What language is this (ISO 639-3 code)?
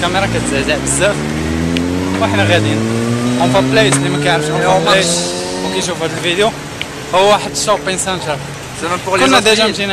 ara